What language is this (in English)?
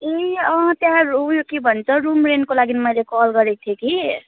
Nepali